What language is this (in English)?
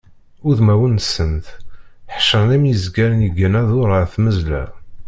Kabyle